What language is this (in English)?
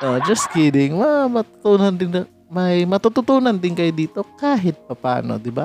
Filipino